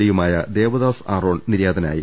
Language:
Malayalam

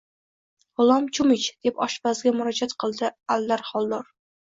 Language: Uzbek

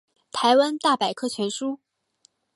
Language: Chinese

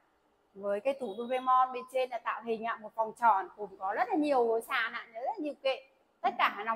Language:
Vietnamese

